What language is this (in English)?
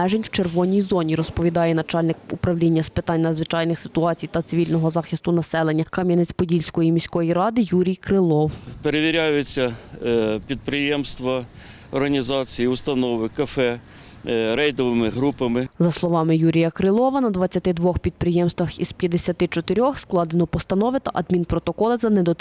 Ukrainian